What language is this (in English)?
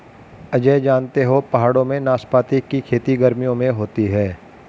Hindi